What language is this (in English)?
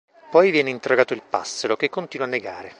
Italian